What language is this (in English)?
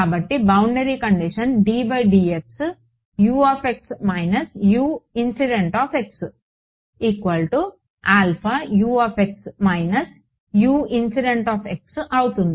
Telugu